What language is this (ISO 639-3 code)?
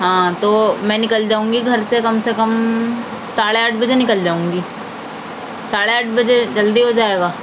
urd